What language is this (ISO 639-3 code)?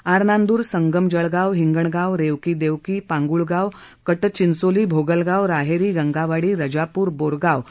mar